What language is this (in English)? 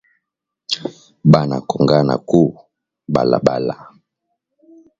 Swahili